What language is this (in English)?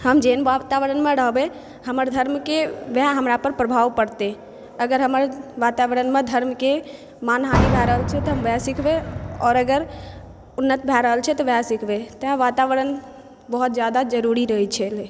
Maithili